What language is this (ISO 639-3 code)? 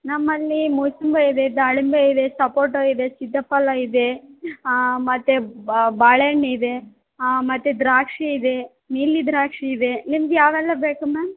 kan